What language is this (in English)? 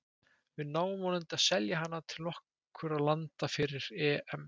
Icelandic